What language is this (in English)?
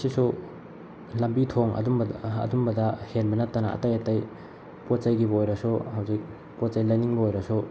Manipuri